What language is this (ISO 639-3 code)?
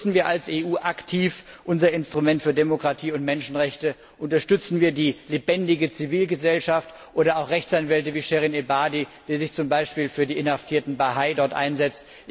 deu